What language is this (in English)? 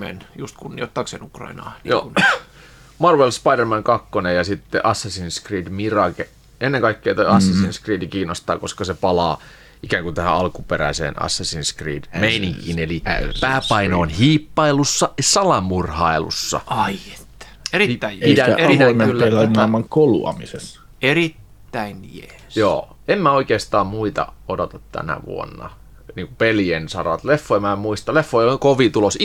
Finnish